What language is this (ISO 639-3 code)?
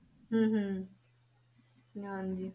pan